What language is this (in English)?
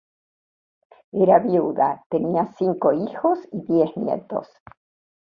Spanish